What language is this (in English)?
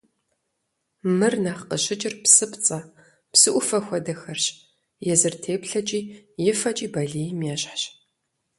Kabardian